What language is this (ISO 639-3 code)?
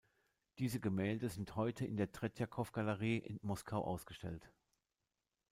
deu